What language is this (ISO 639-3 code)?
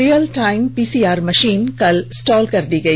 hin